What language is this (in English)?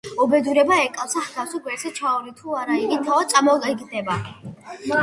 Georgian